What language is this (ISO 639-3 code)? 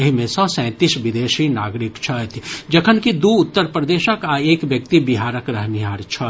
mai